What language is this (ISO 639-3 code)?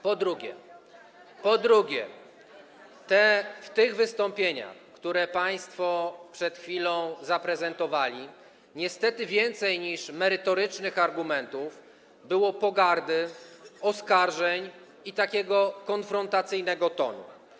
pol